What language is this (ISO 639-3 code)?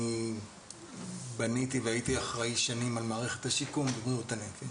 heb